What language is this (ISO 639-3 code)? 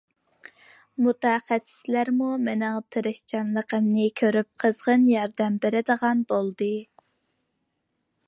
uig